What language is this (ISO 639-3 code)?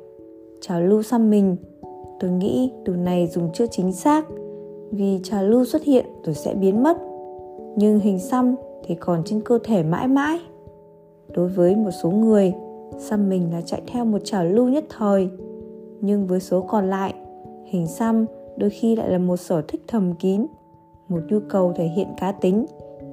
vie